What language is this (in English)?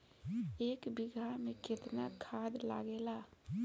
Bhojpuri